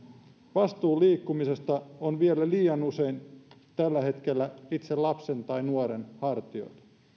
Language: Finnish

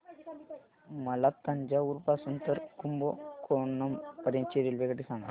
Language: Marathi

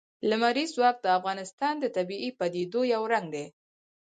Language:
Pashto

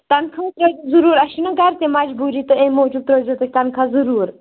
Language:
Kashmiri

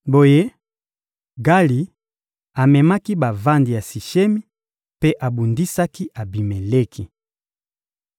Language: Lingala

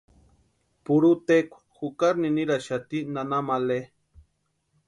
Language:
Western Highland Purepecha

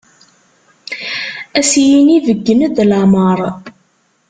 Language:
Kabyle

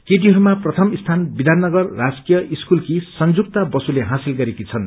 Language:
Nepali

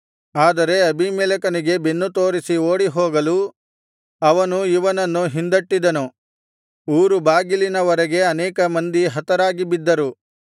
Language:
Kannada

